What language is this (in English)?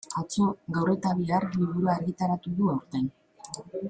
Basque